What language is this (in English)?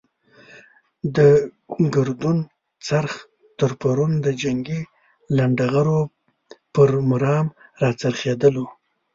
Pashto